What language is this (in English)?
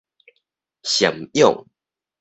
Min Nan Chinese